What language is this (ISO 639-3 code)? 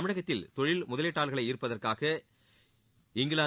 tam